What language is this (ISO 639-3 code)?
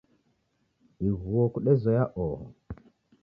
dav